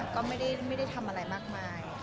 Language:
Thai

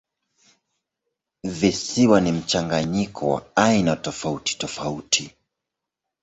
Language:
Swahili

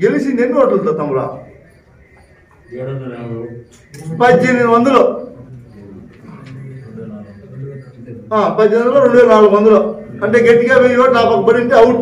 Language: Turkish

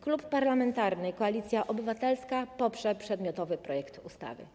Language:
Polish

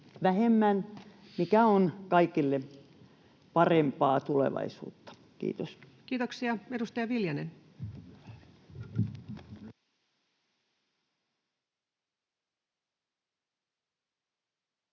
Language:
Finnish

